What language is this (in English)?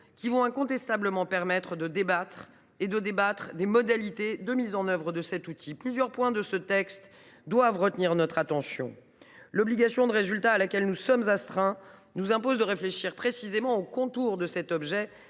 French